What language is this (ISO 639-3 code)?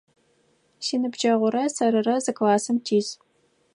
ady